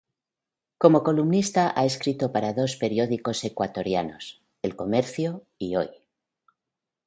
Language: Spanish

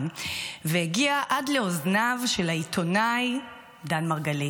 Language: Hebrew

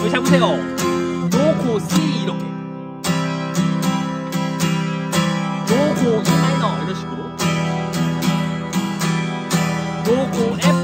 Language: Korean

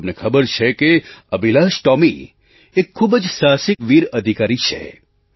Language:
Gujarati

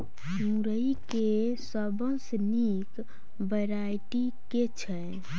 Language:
Maithili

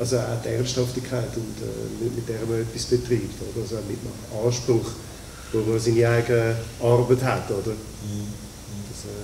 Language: German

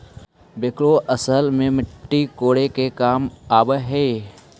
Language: Magahi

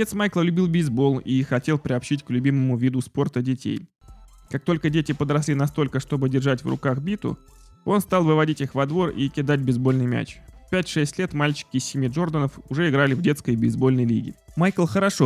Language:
Russian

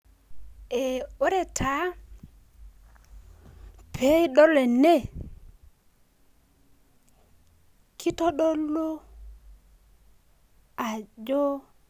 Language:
Masai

